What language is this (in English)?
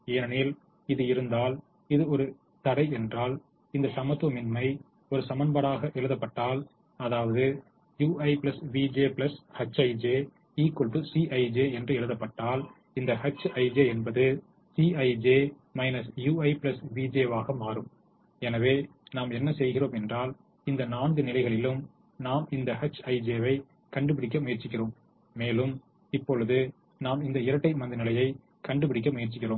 Tamil